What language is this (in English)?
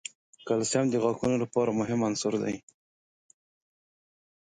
Pashto